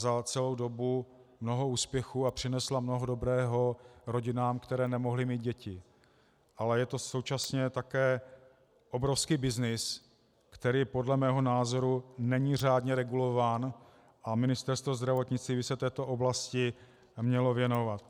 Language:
Czech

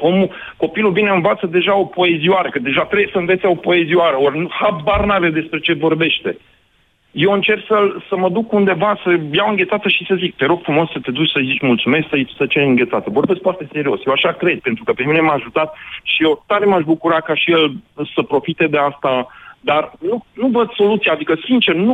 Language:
Romanian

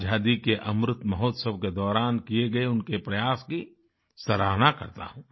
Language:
Hindi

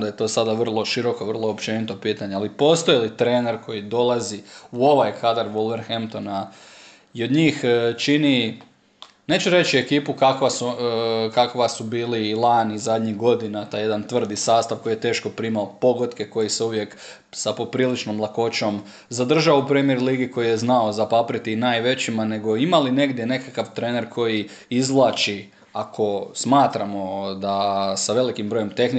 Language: Croatian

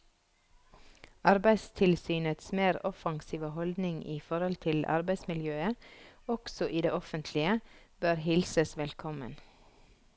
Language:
Norwegian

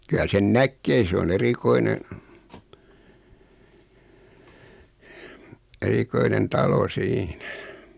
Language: Finnish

